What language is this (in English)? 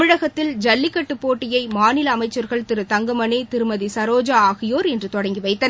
Tamil